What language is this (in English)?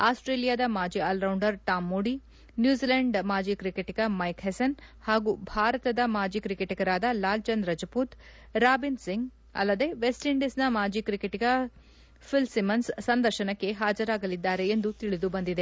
Kannada